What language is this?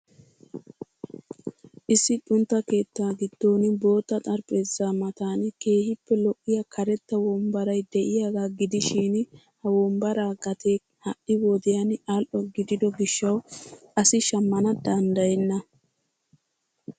Wolaytta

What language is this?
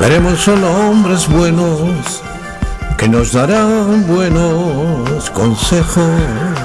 Spanish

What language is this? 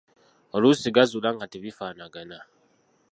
Ganda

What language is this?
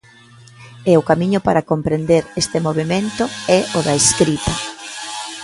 Galician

